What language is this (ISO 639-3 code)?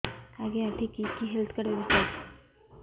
ori